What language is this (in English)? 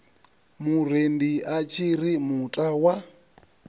Venda